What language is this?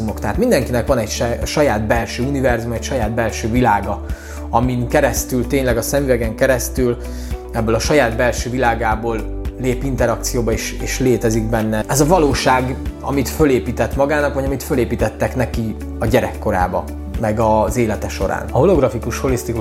Hungarian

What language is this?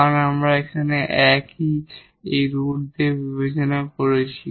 Bangla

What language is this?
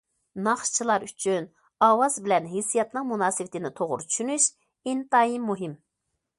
Uyghur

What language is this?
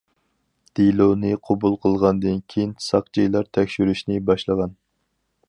Uyghur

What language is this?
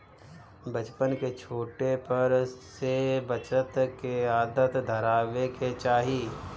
Bhojpuri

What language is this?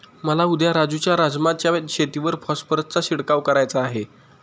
Marathi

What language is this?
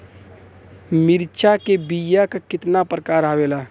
Bhojpuri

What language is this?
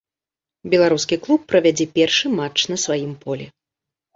Belarusian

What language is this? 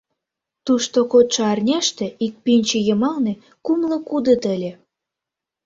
Mari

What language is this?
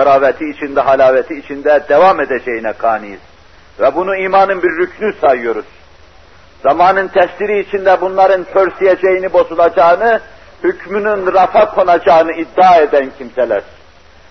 Turkish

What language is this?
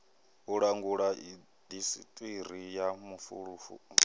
Venda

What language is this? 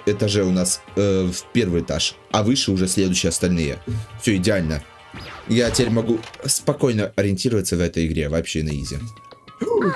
Russian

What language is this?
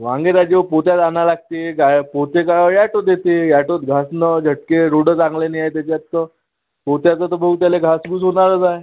Marathi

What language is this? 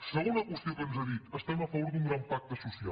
Catalan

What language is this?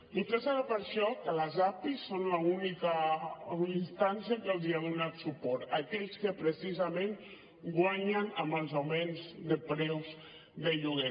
Catalan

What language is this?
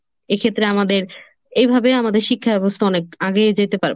Bangla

